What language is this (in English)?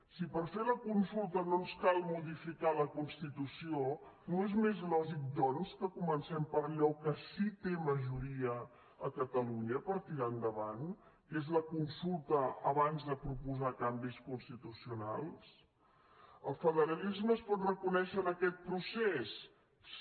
Catalan